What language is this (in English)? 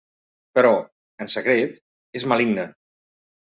Catalan